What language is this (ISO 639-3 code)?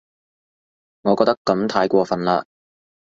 yue